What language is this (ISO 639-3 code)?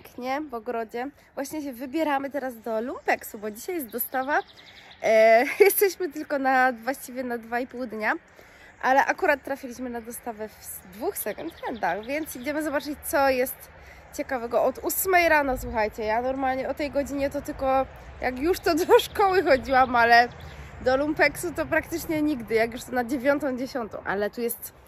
pol